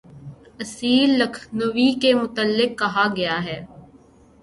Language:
Urdu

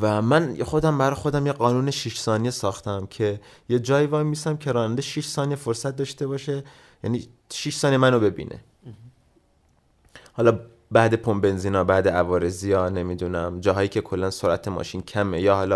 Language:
Persian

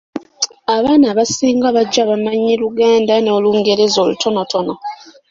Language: Ganda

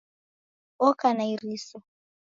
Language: Taita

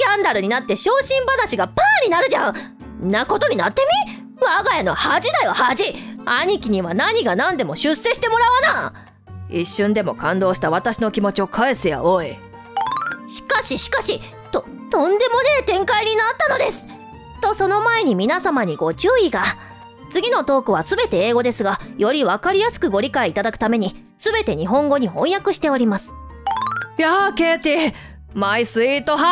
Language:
Japanese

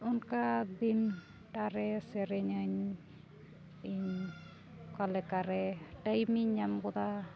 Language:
Santali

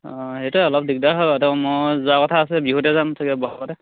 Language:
Assamese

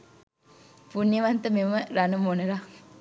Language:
Sinhala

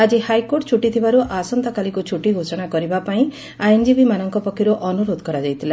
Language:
Odia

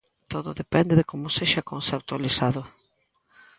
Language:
Galician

